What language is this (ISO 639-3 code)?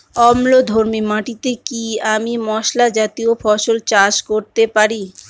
ben